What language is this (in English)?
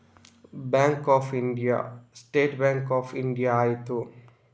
Kannada